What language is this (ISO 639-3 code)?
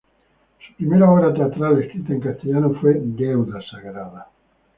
spa